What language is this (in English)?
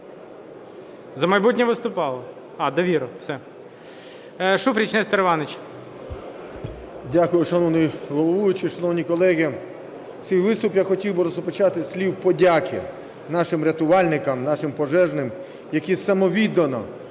Ukrainian